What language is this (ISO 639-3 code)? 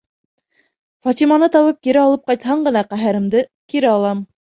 bak